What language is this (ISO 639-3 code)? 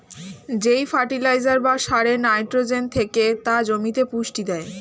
ben